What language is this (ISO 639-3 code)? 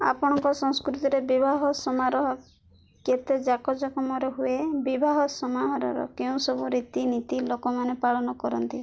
ori